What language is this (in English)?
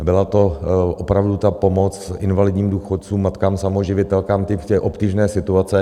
Czech